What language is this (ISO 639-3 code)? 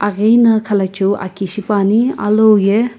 nsm